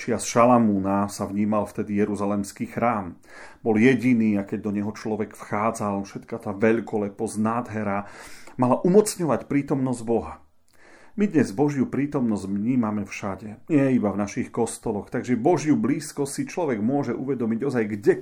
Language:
Slovak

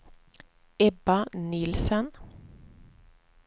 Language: Swedish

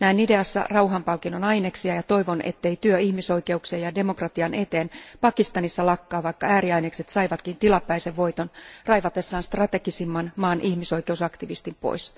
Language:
Finnish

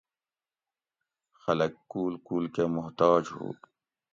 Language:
Gawri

